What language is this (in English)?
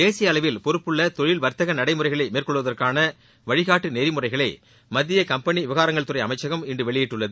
Tamil